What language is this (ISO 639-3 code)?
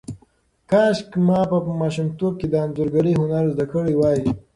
pus